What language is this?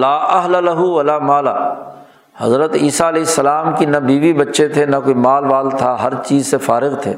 Urdu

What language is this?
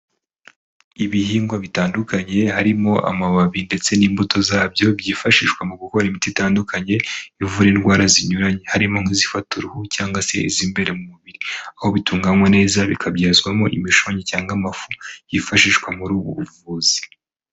Kinyarwanda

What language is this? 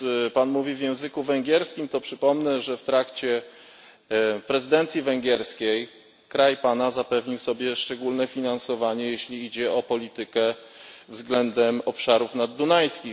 Polish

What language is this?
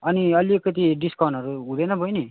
Nepali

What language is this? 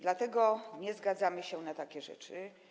Polish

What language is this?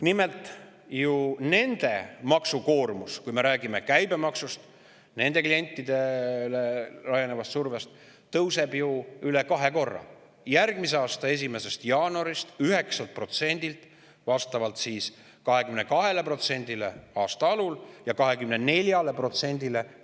Estonian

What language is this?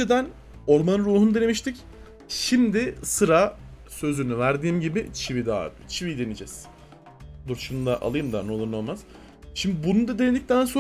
Turkish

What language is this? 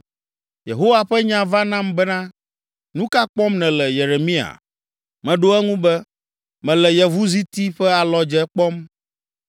Ewe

